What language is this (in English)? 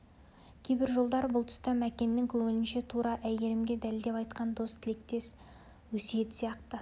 Kazakh